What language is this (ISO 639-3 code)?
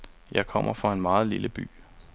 dan